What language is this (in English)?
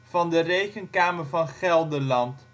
Dutch